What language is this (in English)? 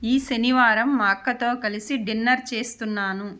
Telugu